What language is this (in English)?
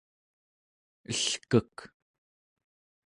Central Yupik